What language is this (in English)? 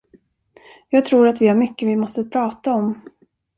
Swedish